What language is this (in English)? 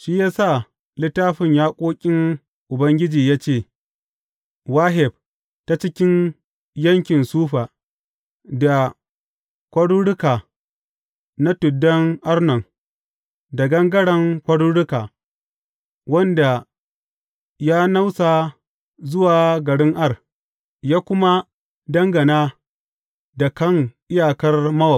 Hausa